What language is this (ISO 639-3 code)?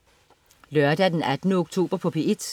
dan